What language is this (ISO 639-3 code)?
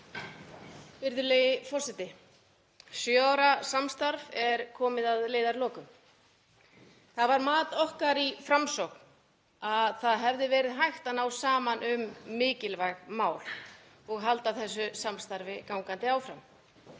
isl